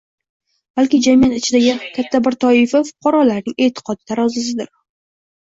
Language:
Uzbek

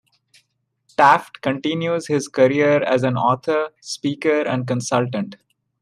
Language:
English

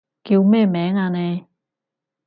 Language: Cantonese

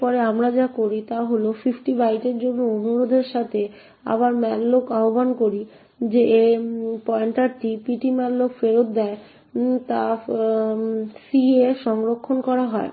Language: Bangla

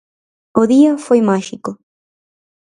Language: Galician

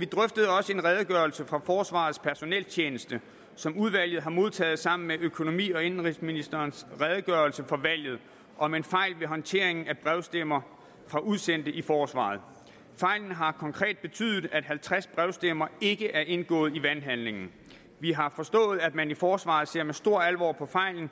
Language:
Danish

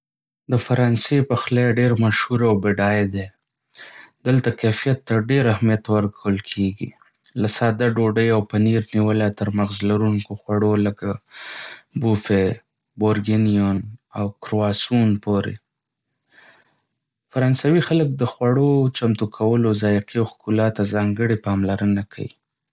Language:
Pashto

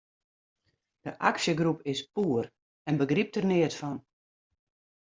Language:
Western Frisian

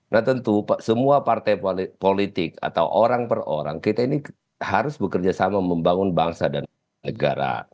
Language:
Indonesian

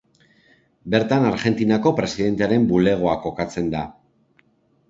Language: Basque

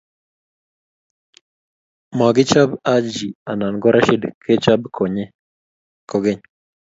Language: Kalenjin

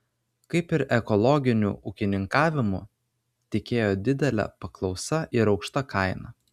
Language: Lithuanian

